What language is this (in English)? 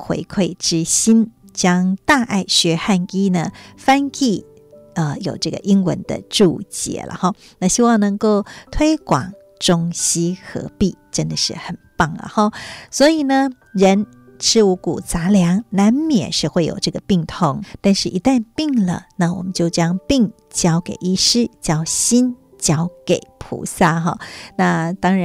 Chinese